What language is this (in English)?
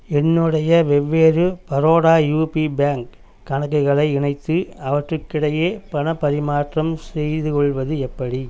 Tamil